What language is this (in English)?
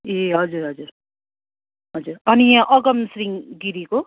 Nepali